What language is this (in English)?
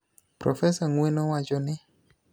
Luo (Kenya and Tanzania)